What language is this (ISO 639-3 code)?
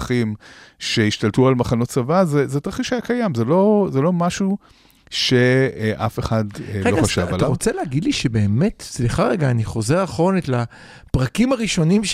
heb